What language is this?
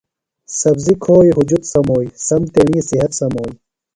Phalura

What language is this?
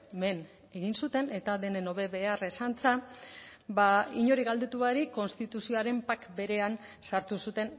Basque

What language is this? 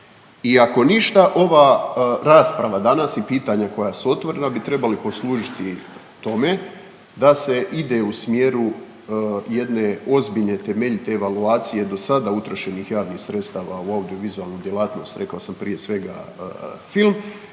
Croatian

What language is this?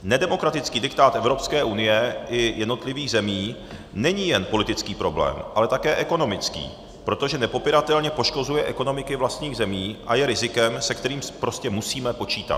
Czech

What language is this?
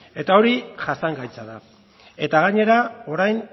Basque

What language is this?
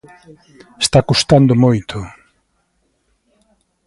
Galician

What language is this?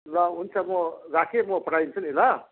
Nepali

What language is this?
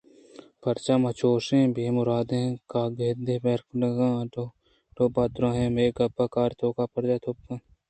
Eastern Balochi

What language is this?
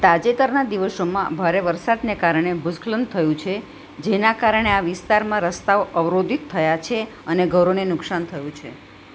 Gujarati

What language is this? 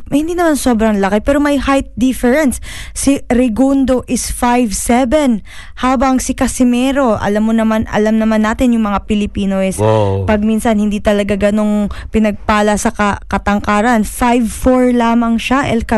Filipino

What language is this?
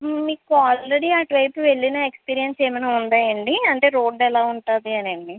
Telugu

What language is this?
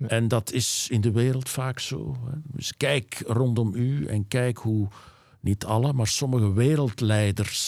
Dutch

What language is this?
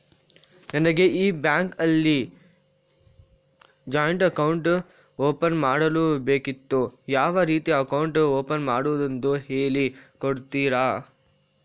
Kannada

